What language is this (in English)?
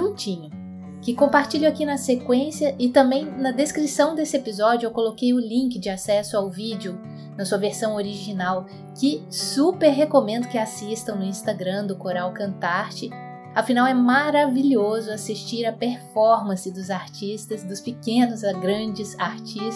Portuguese